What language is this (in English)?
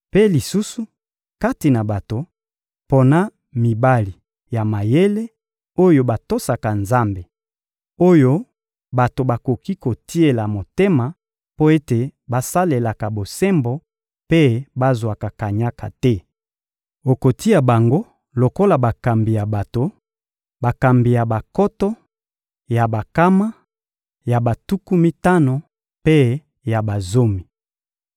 Lingala